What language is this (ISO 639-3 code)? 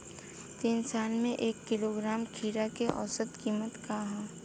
bho